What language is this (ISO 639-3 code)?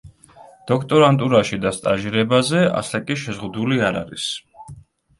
kat